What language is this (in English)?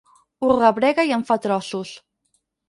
Catalan